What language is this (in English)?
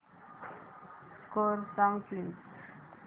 Marathi